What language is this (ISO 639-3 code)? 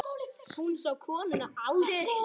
isl